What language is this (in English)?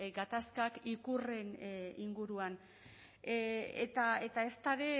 Basque